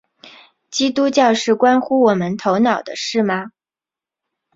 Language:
Chinese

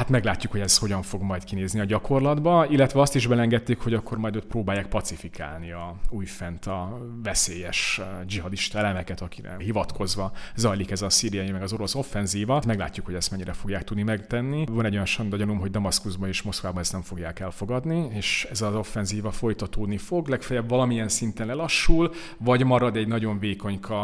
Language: Hungarian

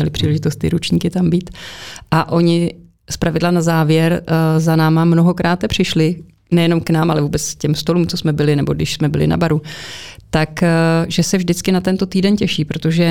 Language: Czech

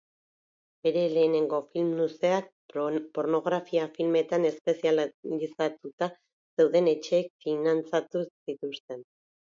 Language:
Basque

